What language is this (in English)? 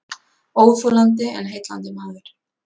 Icelandic